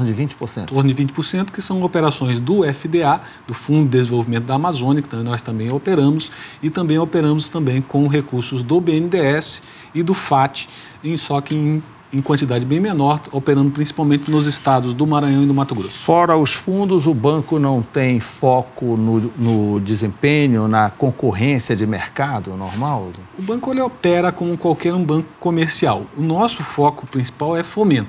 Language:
Portuguese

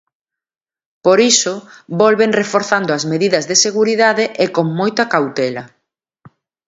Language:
Galician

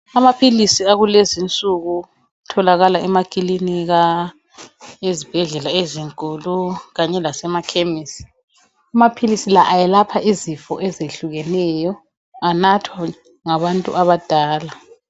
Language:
North Ndebele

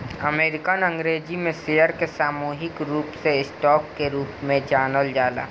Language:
Bhojpuri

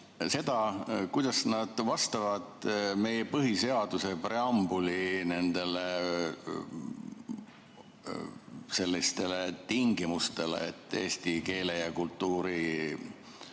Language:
Estonian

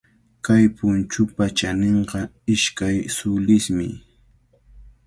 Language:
Cajatambo North Lima Quechua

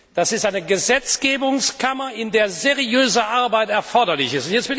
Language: German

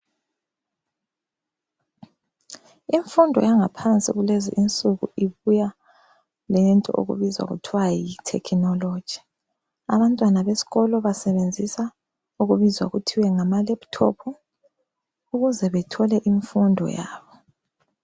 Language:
North Ndebele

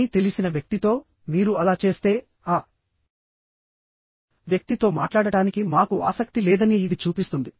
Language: Telugu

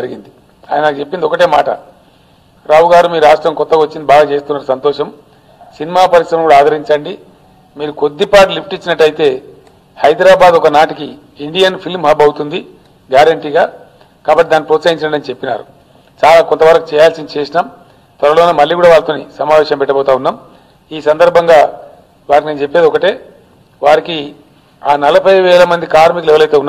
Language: Telugu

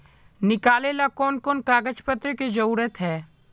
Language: Magahi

